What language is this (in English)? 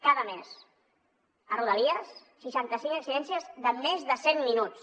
Catalan